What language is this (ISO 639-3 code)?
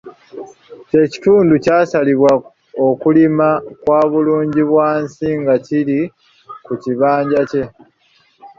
lug